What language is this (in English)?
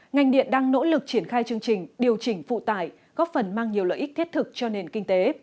Vietnamese